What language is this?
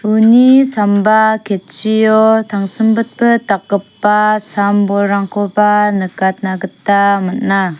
Garo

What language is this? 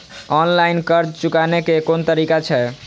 Maithili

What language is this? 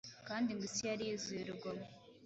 Kinyarwanda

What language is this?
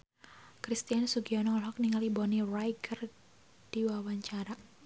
Sundanese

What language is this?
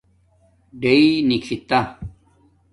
Domaaki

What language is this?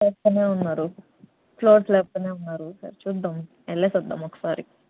Telugu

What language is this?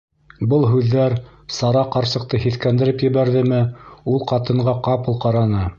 Bashkir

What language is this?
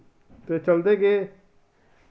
Dogri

